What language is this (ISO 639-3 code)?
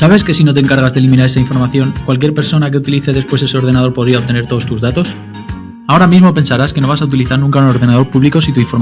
spa